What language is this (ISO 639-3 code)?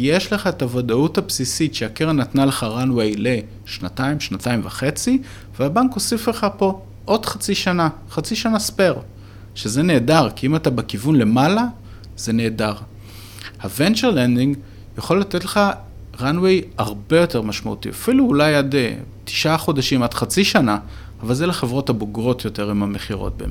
heb